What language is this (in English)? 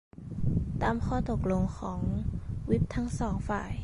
Thai